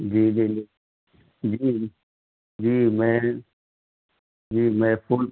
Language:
Urdu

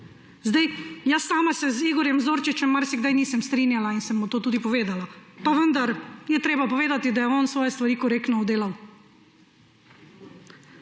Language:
Slovenian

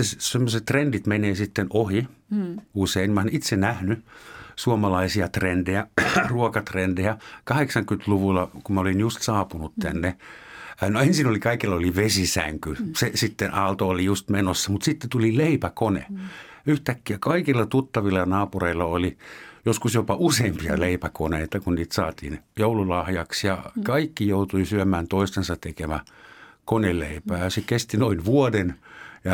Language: Finnish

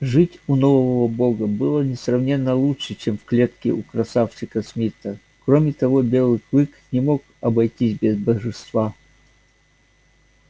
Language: Russian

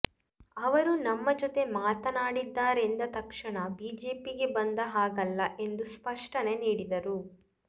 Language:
Kannada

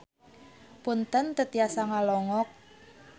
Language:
Sundanese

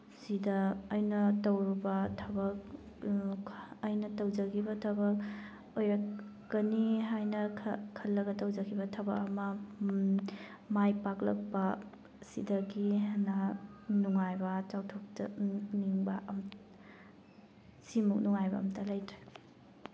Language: Manipuri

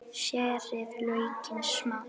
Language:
Icelandic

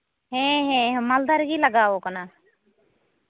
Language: Santali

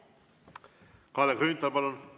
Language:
Estonian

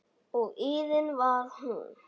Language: Icelandic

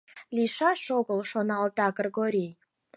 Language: Mari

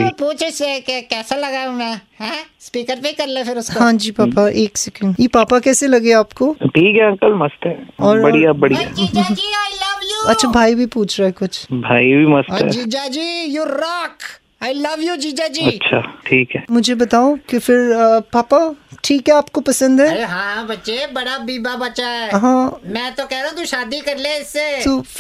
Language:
Hindi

